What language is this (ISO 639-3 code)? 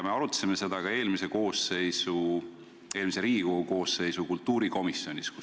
est